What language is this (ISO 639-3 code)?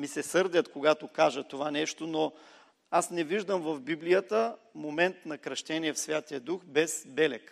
bul